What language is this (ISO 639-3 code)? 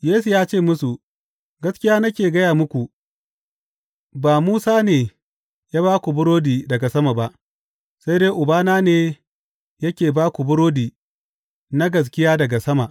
hau